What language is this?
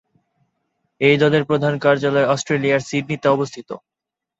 Bangla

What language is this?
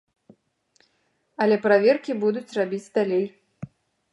Belarusian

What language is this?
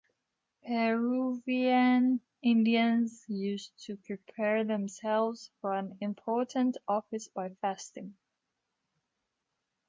English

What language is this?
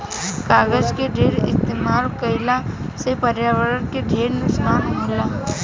Bhojpuri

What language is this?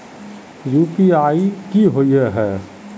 Magahi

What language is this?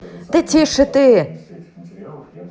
Russian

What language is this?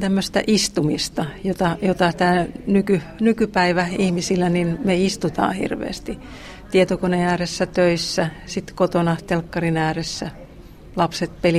Finnish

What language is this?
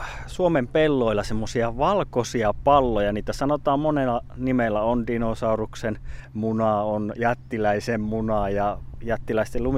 Finnish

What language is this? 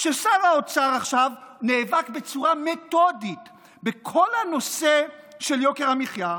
Hebrew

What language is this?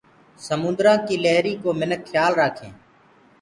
Gurgula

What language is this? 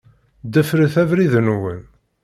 Kabyle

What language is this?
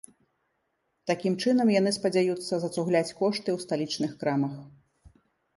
Belarusian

